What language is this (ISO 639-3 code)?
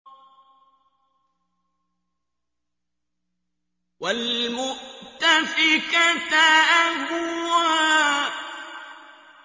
ara